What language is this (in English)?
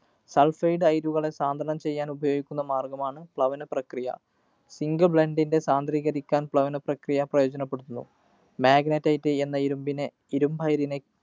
Malayalam